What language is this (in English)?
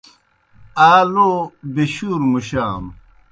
Kohistani Shina